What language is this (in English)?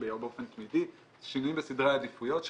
Hebrew